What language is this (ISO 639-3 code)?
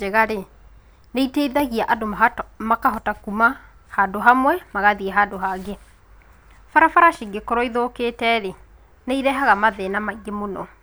kik